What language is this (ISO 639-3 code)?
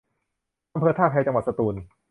tha